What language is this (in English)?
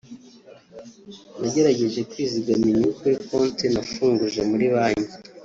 Kinyarwanda